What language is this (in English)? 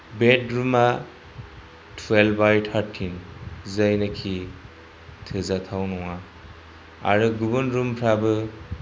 Bodo